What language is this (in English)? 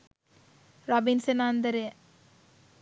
Sinhala